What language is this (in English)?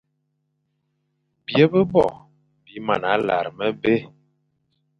Fang